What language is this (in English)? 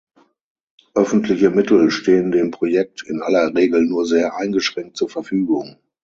German